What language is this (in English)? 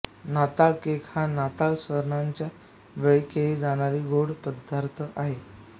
Marathi